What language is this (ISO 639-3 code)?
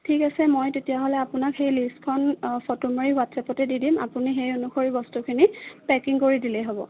asm